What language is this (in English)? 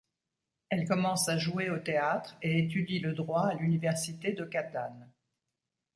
French